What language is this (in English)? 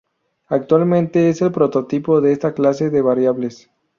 Spanish